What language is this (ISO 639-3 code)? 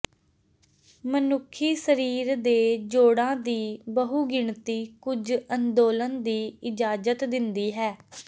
pan